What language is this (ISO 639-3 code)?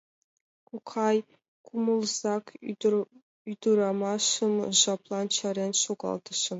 chm